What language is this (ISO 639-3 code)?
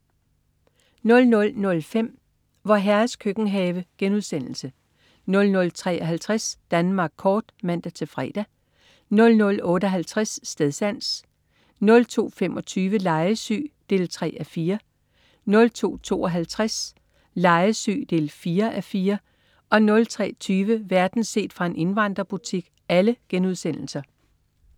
dan